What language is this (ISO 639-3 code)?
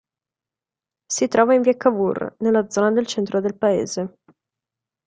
ita